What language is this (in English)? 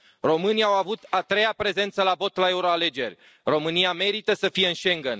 Romanian